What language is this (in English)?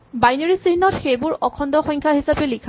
Assamese